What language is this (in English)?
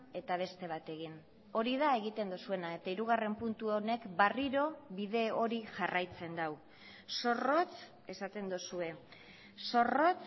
Basque